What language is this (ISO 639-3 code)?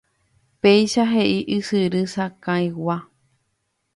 grn